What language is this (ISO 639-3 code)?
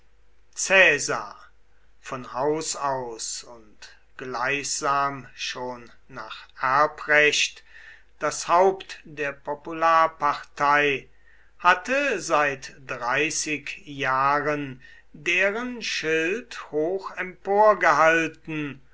deu